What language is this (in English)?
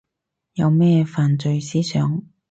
Cantonese